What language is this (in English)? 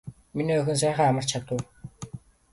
Mongolian